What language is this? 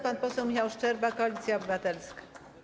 Polish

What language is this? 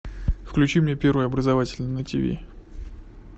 Russian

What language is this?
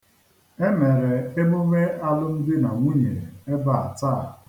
Igbo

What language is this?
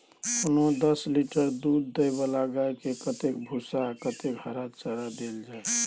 Maithili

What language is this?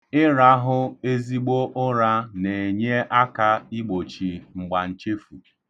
Igbo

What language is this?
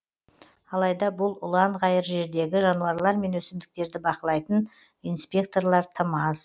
Kazakh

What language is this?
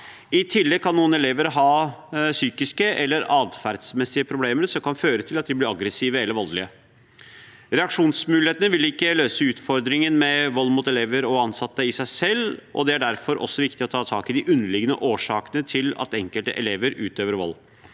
Norwegian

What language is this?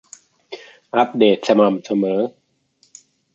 Thai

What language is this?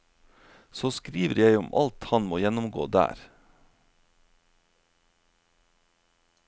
Norwegian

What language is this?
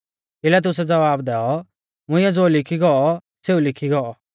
Mahasu Pahari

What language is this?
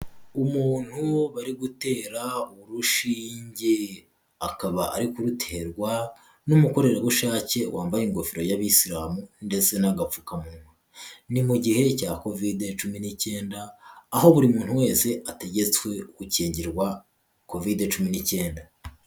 Kinyarwanda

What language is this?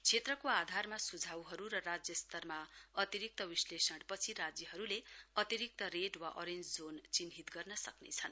Nepali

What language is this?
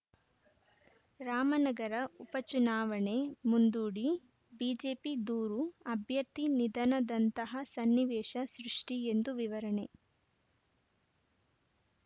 Kannada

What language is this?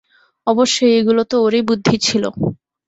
Bangla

